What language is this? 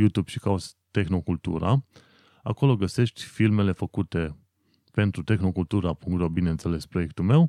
Romanian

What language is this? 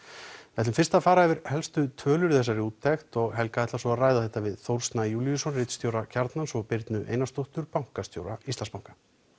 Icelandic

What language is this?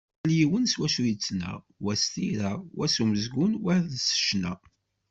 Kabyle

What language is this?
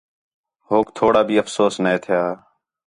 Khetrani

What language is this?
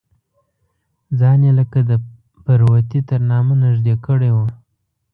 Pashto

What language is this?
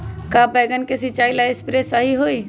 Magahi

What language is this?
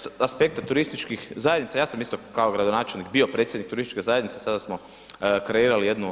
Croatian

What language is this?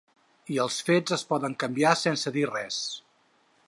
Catalan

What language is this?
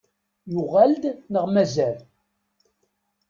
Kabyle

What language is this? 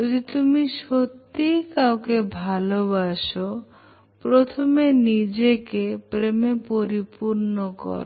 Bangla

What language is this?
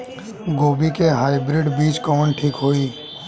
Bhojpuri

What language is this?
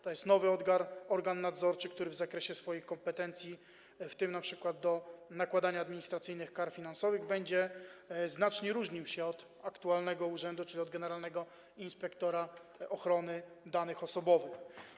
Polish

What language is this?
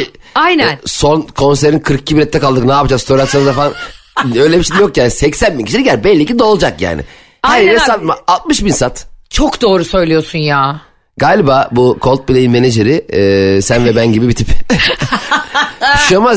Turkish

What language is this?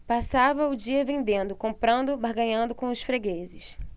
Portuguese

